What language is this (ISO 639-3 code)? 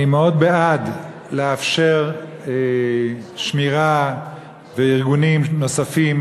heb